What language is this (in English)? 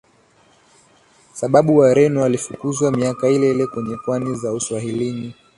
Swahili